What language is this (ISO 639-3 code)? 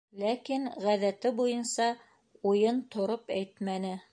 bak